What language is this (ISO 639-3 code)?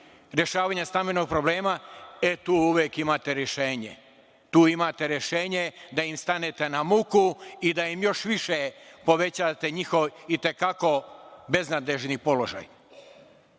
srp